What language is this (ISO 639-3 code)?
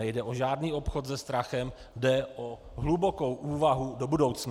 ces